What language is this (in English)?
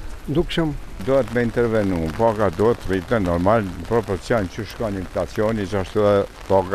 Romanian